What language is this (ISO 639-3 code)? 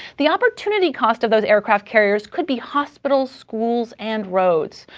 eng